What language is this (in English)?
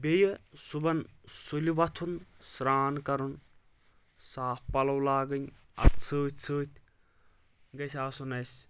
Kashmiri